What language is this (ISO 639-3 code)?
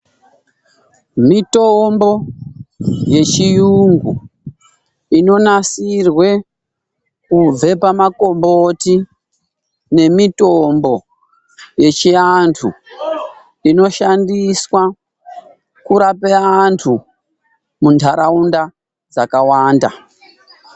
ndc